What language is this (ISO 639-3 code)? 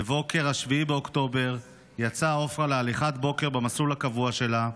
heb